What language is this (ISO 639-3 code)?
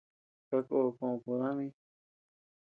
cux